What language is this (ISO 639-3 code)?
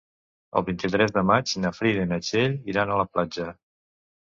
cat